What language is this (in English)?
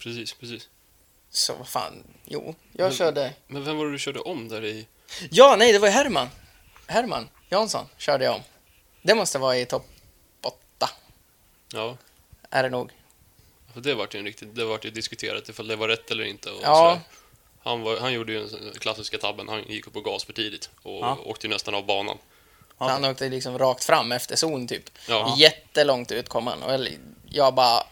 Swedish